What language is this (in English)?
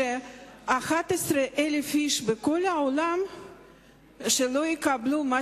Hebrew